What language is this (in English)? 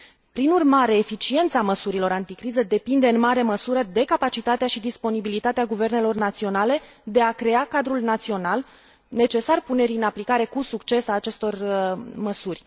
Romanian